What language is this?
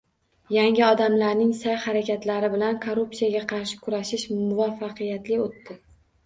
Uzbek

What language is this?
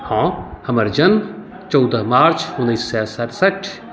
Maithili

